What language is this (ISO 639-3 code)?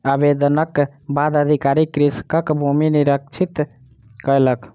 mai